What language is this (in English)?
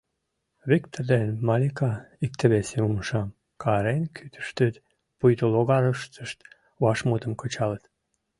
Mari